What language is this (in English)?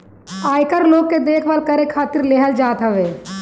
Bhojpuri